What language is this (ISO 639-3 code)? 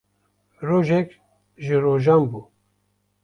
kur